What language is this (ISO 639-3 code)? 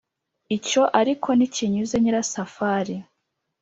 kin